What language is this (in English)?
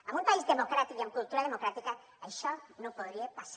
Catalan